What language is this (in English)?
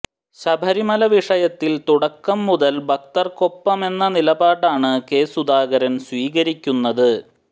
Malayalam